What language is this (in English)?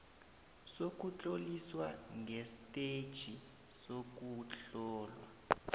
South Ndebele